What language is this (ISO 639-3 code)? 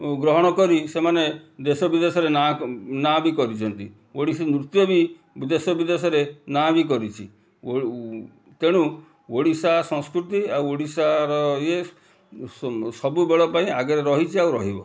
ori